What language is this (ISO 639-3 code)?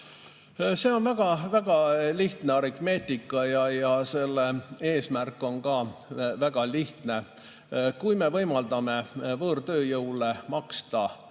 est